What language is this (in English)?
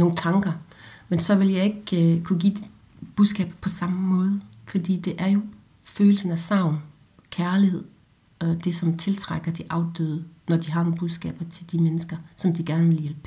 Danish